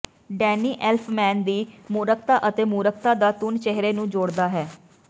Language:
Punjabi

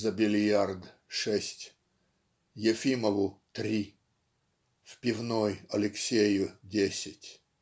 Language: Russian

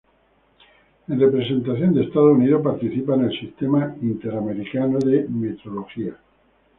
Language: Spanish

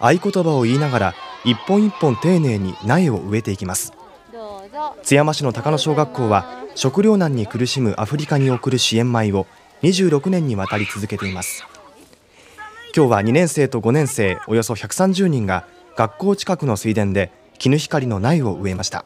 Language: Japanese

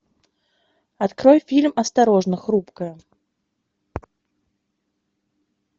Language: Russian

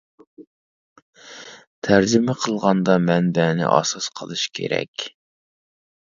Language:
Uyghur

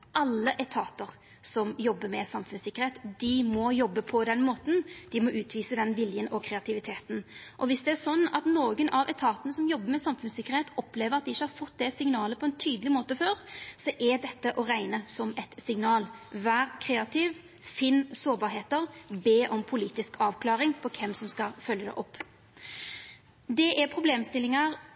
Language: Norwegian Nynorsk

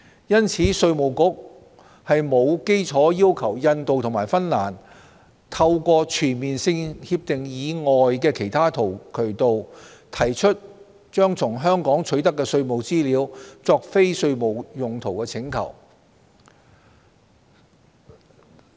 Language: Cantonese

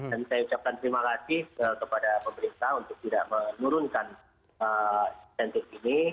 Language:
Indonesian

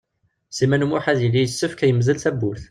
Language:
Kabyle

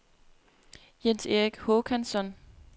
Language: Danish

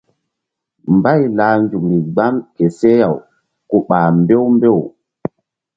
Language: Mbum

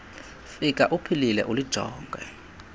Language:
Xhosa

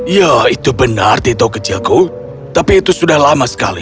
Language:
Indonesian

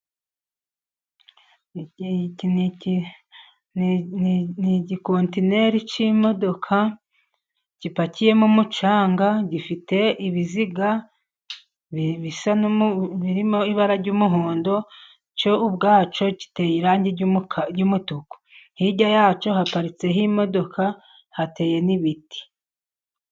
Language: Kinyarwanda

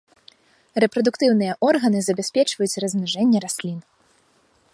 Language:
Belarusian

